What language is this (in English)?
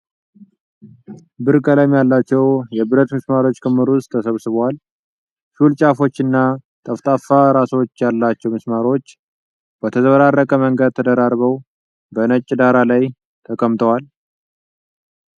Amharic